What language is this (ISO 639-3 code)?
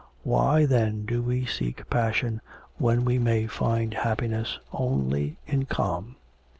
eng